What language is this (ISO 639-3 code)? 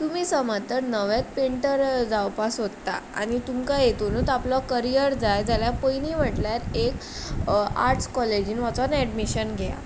kok